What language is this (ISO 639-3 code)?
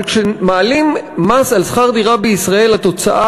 heb